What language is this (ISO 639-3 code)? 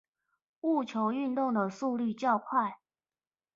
zho